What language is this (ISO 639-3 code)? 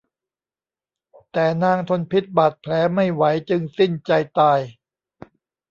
tha